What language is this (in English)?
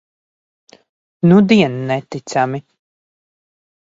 Latvian